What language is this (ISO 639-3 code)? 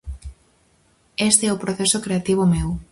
glg